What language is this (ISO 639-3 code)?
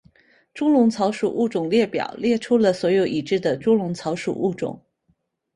zho